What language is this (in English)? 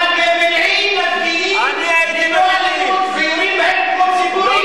Hebrew